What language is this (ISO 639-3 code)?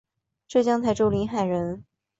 zho